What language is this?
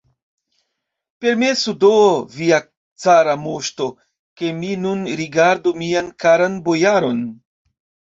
Esperanto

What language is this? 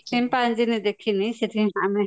Odia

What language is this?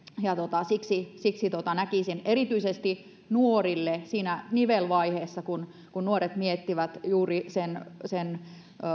Finnish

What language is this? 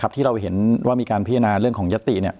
Thai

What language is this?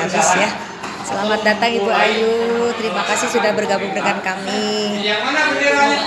Indonesian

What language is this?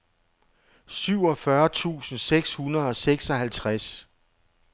Danish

